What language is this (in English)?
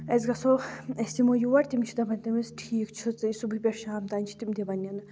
Kashmiri